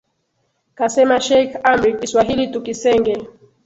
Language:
Swahili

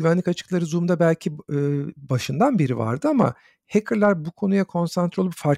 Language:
Turkish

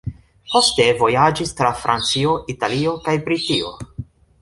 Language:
Esperanto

